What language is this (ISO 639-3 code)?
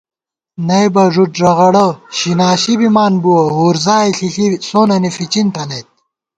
gwt